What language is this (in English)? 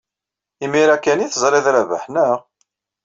Kabyle